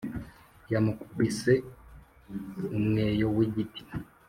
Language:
Kinyarwanda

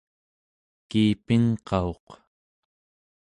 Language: Central Yupik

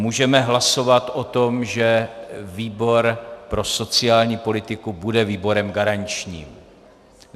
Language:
Czech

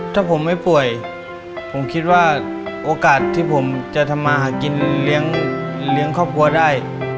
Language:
Thai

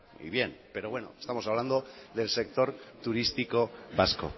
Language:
Spanish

